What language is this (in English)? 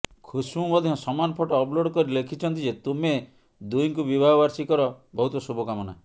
Odia